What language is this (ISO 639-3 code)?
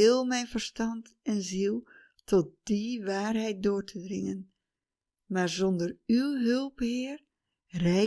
nld